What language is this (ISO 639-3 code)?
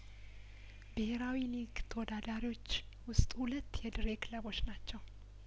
amh